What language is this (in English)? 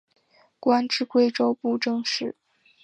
Chinese